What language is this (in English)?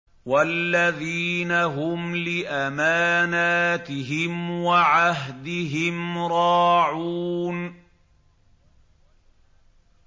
Arabic